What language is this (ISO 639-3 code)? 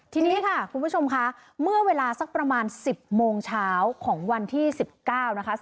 tha